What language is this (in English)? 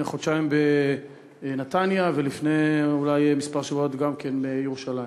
Hebrew